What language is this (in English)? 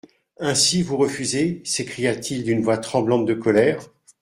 French